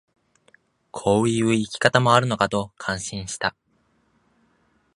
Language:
Japanese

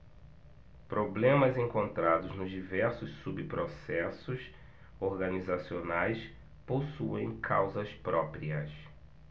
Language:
Portuguese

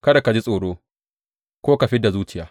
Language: Hausa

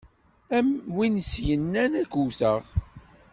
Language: Kabyle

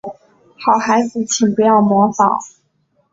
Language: Chinese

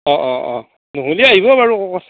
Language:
Assamese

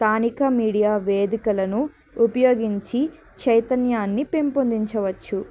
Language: Telugu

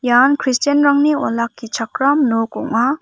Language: Garo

